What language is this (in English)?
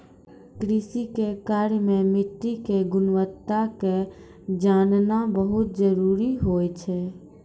Maithili